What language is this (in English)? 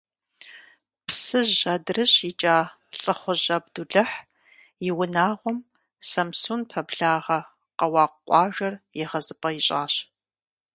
Kabardian